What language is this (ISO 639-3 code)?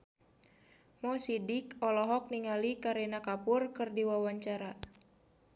sun